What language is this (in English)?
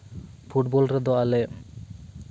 Santali